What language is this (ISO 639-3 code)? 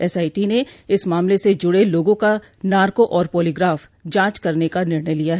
hin